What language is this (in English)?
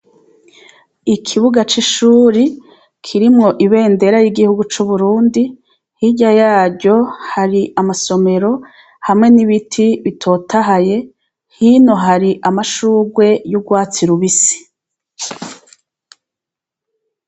Rundi